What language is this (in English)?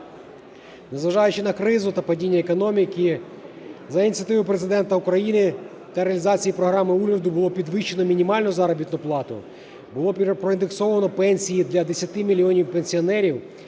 Ukrainian